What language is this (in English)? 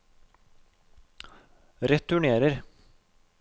Norwegian